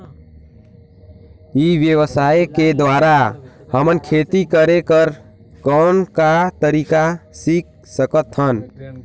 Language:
Chhattisgarhi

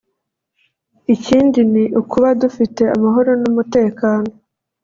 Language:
Kinyarwanda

